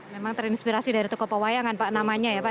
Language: Indonesian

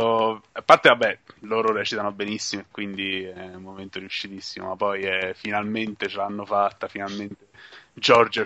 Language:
Italian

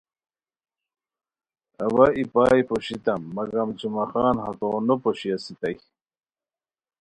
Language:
Khowar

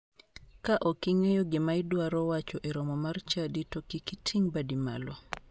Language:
Luo (Kenya and Tanzania)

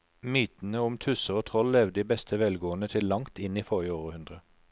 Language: Norwegian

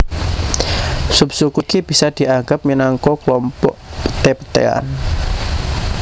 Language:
Javanese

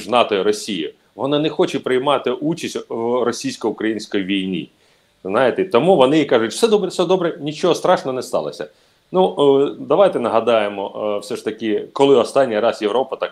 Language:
Ukrainian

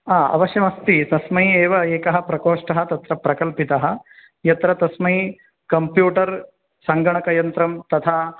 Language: Sanskrit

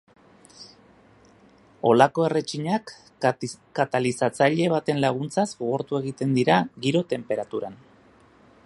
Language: Basque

